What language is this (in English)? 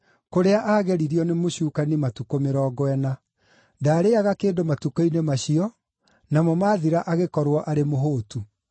Kikuyu